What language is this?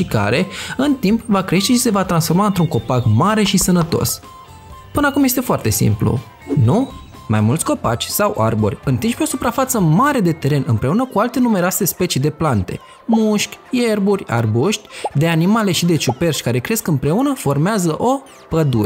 Romanian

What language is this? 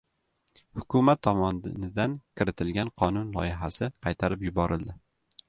Uzbek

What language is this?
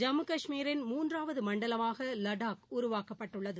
Tamil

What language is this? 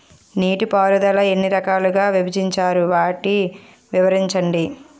Telugu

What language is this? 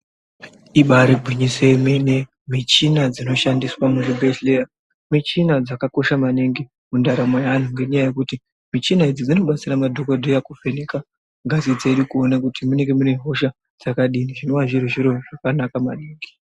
Ndau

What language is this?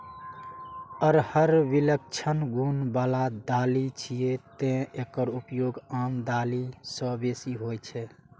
Maithili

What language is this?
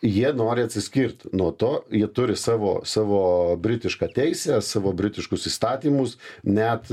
Lithuanian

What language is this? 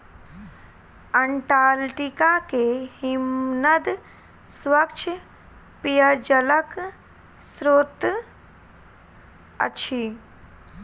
Maithili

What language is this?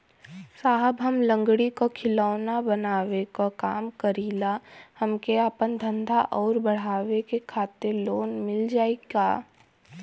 Bhojpuri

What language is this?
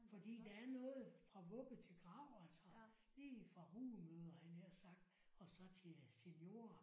Danish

